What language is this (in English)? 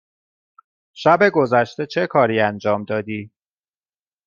Persian